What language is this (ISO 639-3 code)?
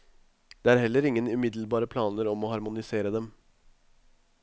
nor